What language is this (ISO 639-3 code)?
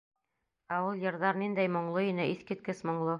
bak